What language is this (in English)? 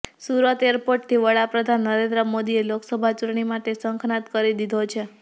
Gujarati